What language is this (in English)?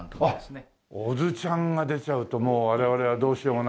Japanese